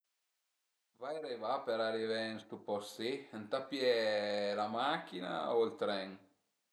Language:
Piedmontese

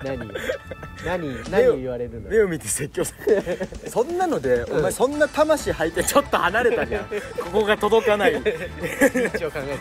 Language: Japanese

